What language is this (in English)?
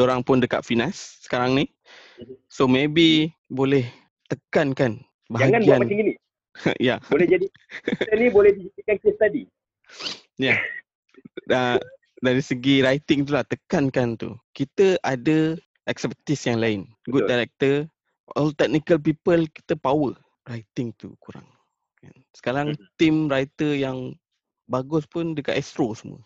Malay